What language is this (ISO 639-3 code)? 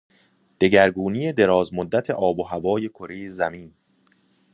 fas